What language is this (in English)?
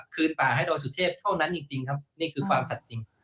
Thai